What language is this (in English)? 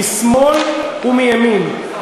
Hebrew